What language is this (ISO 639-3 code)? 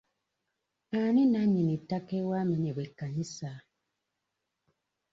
lug